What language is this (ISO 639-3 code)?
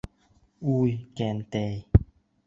bak